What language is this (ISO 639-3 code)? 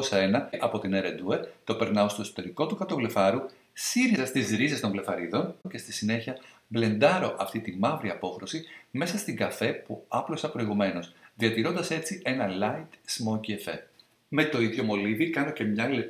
ell